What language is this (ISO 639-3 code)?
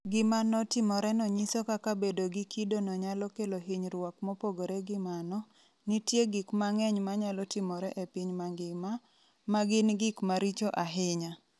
luo